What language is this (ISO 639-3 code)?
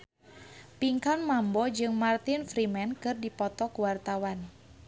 sun